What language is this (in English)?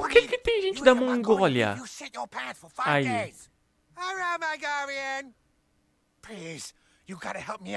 Portuguese